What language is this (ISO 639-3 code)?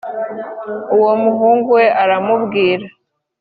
kin